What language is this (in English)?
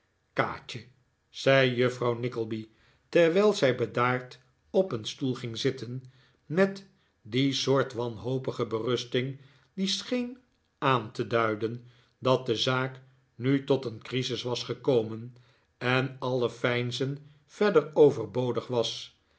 Dutch